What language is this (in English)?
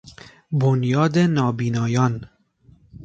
Persian